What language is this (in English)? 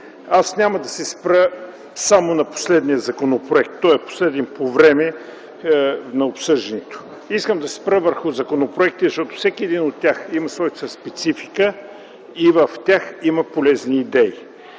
Bulgarian